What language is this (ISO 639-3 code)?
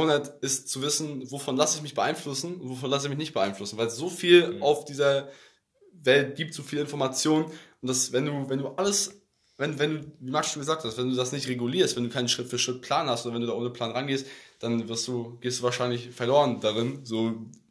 deu